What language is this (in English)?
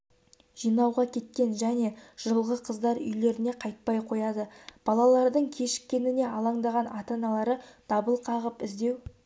Kazakh